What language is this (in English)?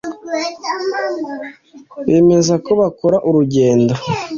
Kinyarwanda